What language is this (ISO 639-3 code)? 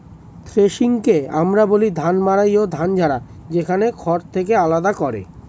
ben